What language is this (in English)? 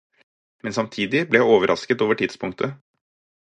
Norwegian Bokmål